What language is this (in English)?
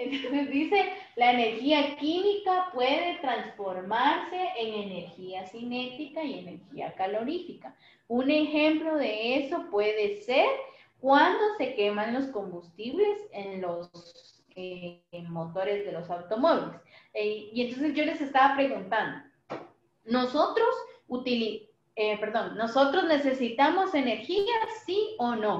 Spanish